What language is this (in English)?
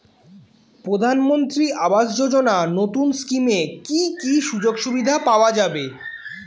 Bangla